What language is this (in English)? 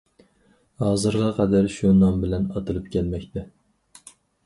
Uyghur